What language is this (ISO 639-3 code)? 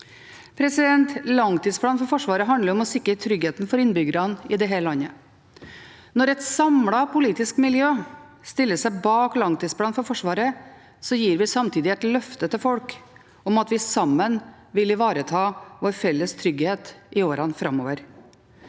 nor